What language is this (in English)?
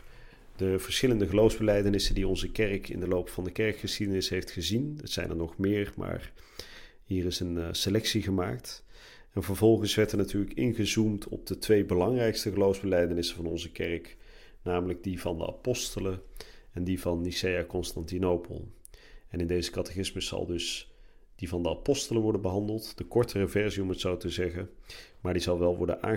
Dutch